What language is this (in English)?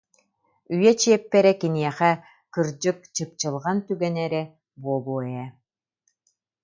Yakut